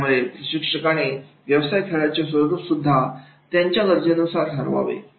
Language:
Marathi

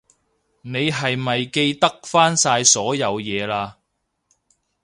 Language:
Cantonese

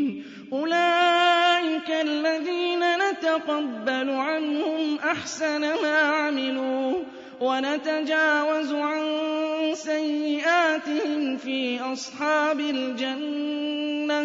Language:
Arabic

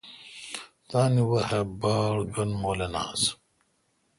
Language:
Kalkoti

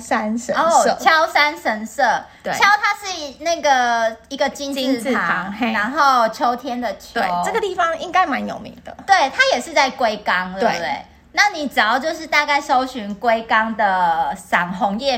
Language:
Chinese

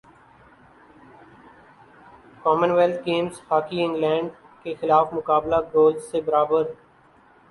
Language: Urdu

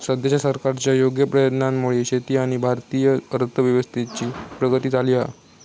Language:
Marathi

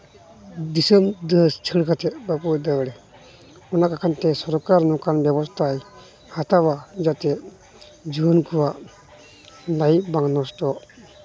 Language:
Santali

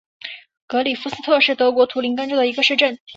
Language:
Chinese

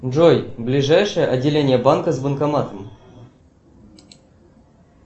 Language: Russian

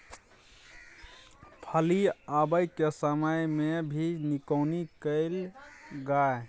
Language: Maithili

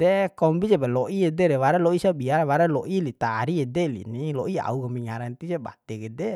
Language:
Bima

